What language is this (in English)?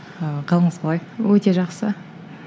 Kazakh